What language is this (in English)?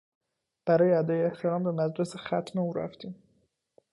Persian